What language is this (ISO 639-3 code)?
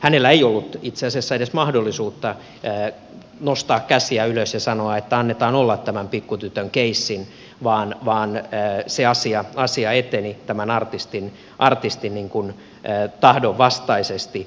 fin